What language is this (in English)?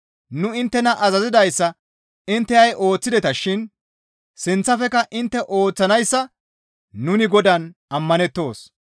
Gamo